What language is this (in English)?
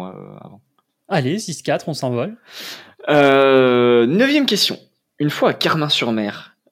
French